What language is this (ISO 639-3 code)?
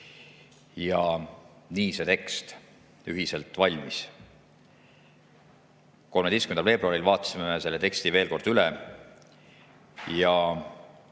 est